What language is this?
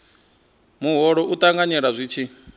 Venda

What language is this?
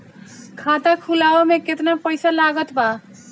Bhojpuri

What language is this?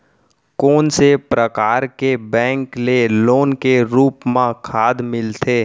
Chhattisgarhi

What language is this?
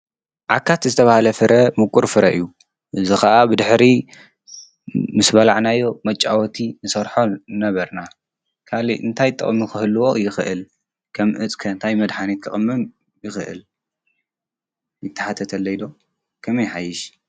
Tigrinya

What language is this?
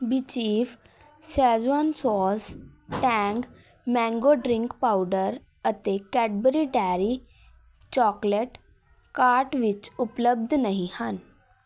Punjabi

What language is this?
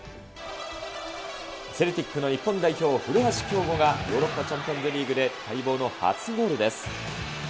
Japanese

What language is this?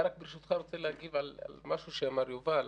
Hebrew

